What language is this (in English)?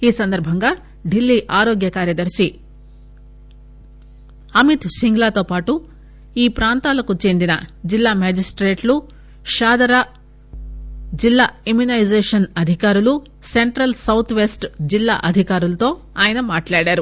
Telugu